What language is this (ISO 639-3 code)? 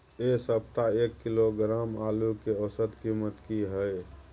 mai